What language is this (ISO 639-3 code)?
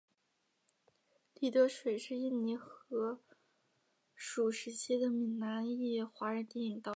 zho